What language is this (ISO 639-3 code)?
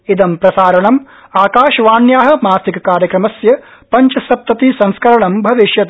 san